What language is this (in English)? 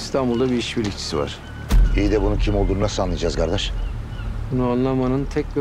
Turkish